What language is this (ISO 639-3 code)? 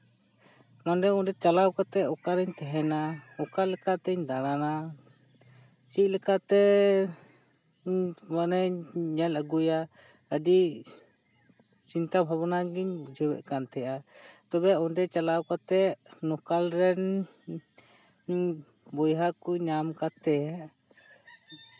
sat